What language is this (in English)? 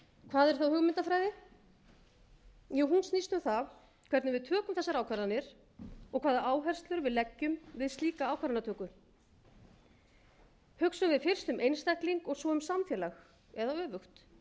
Icelandic